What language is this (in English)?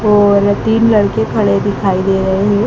Hindi